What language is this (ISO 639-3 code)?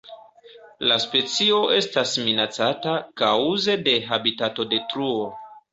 epo